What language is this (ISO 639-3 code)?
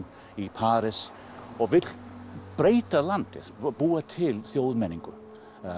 isl